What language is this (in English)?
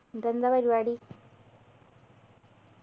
Malayalam